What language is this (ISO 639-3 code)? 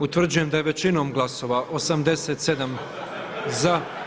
hrv